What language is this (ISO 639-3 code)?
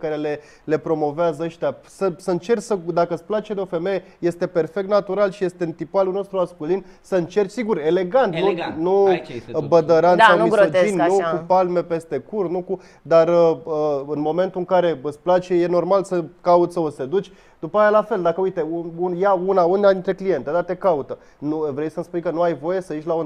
ron